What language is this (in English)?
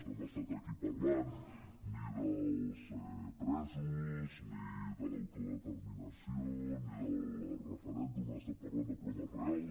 Catalan